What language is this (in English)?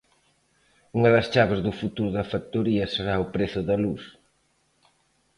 Galician